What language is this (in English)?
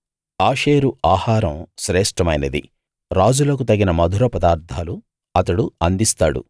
Telugu